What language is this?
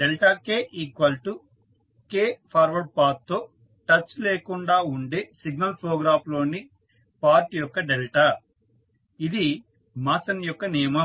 Telugu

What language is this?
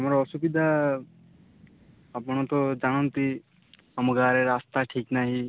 Odia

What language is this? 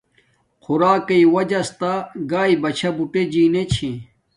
Domaaki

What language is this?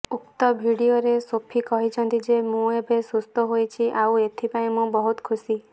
Odia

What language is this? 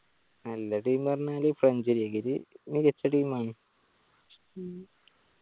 Malayalam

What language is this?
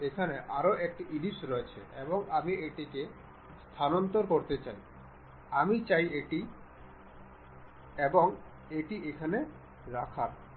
Bangla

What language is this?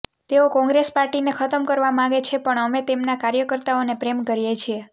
Gujarati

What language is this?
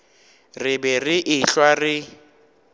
Northern Sotho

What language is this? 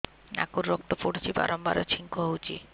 Odia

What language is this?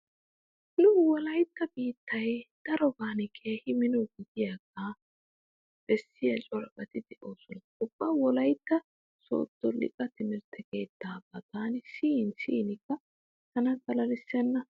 Wolaytta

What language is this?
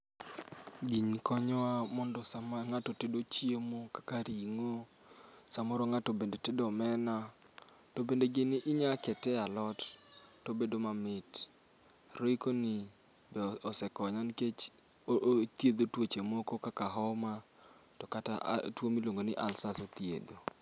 Luo (Kenya and Tanzania)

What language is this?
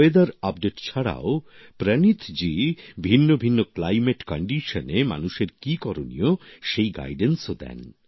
Bangla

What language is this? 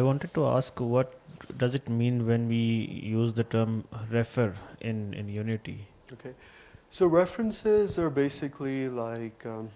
English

